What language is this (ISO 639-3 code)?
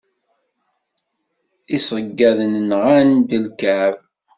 kab